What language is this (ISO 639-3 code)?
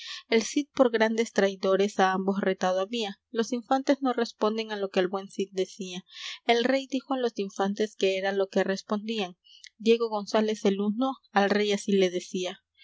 spa